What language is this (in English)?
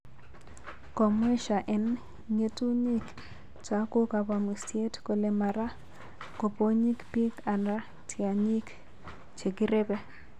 Kalenjin